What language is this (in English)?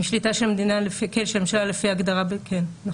Hebrew